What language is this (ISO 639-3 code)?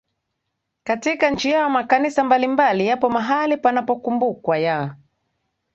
swa